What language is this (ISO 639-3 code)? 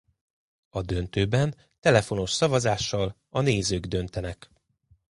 hun